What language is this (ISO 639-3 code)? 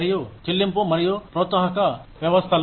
tel